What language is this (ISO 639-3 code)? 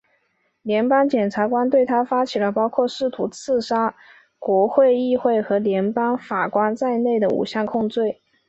zho